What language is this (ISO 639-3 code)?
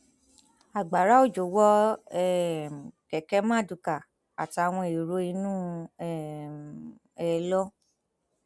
yor